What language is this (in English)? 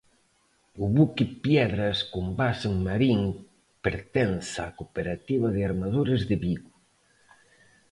Galician